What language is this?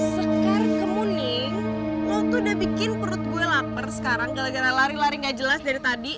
Indonesian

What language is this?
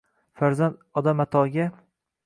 Uzbek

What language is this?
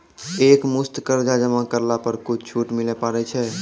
Maithili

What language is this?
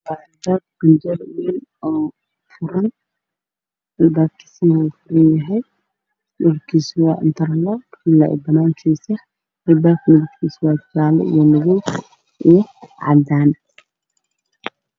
Somali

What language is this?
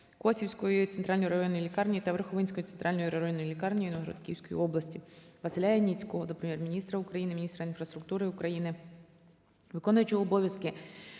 Ukrainian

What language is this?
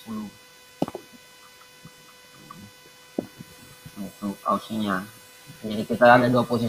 Indonesian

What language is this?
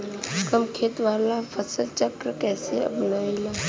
Bhojpuri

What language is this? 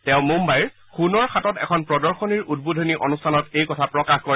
Assamese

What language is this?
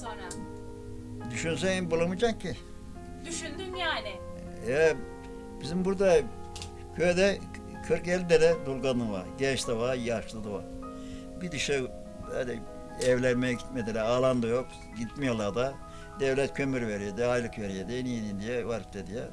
Turkish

